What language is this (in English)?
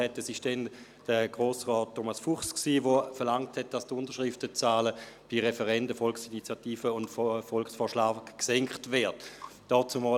Swiss German